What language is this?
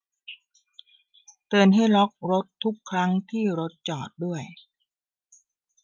Thai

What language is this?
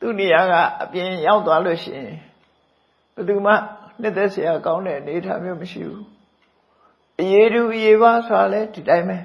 Burmese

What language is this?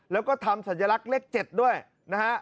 Thai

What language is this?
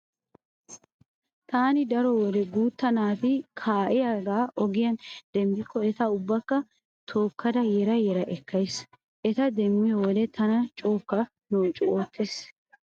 Wolaytta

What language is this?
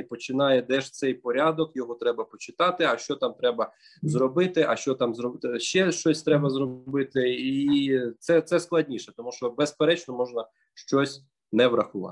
Ukrainian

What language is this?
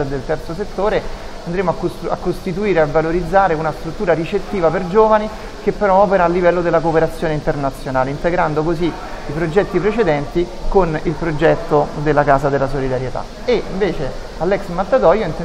Italian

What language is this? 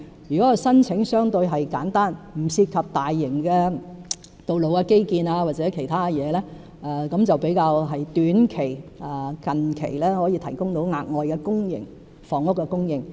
Cantonese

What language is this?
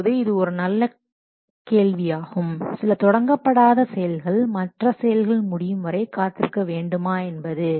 Tamil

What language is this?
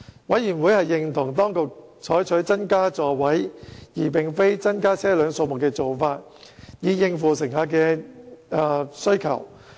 Cantonese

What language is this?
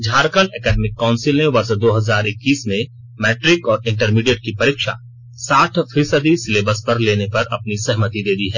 Hindi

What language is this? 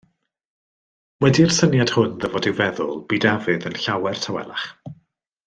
Welsh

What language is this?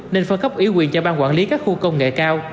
Vietnamese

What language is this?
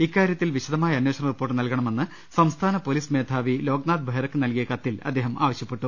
Malayalam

